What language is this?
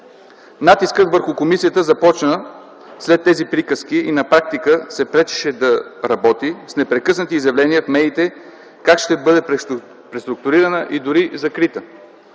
Bulgarian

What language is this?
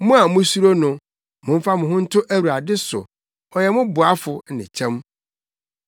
Akan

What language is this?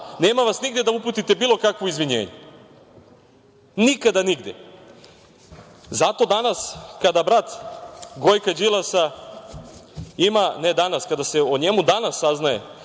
Serbian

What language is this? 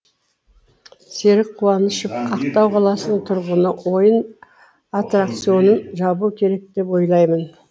Kazakh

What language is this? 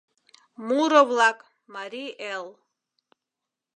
Mari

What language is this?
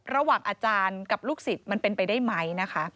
Thai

